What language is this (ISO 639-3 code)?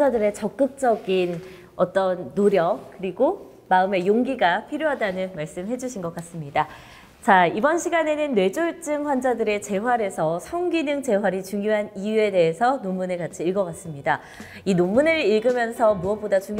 kor